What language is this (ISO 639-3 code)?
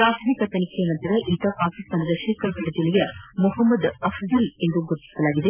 kan